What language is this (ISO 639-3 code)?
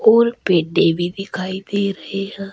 hin